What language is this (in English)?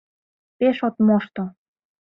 Mari